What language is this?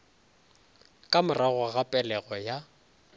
Northern Sotho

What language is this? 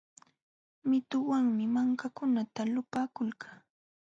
Jauja Wanca Quechua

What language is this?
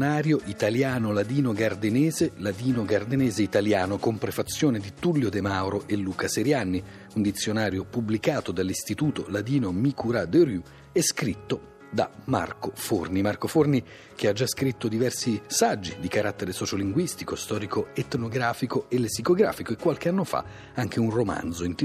Italian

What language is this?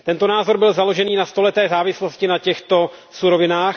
Czech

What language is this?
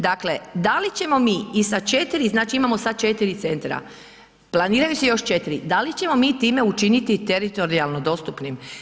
Croatian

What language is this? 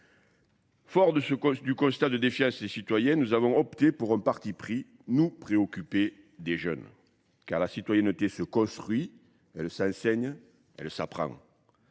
French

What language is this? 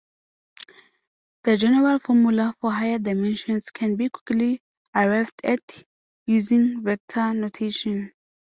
English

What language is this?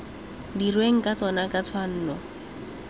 Tswana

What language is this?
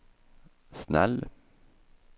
Swedish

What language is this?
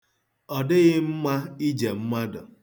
Igbo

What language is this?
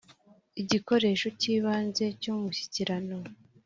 Kinyarwanda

